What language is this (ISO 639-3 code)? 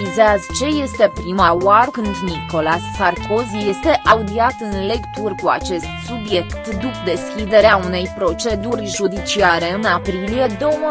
ron